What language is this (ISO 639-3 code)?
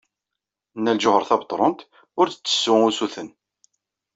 kab